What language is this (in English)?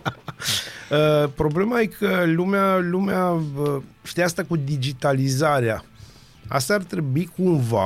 Romanian